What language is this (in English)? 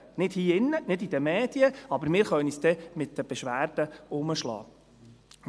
Swiss German